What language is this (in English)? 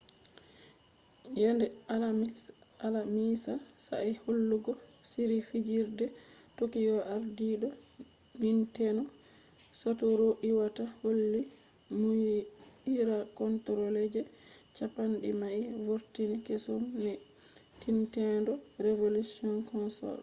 Fula